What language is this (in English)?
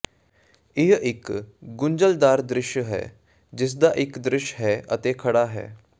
Punjabi